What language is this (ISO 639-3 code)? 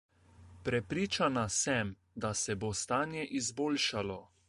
slv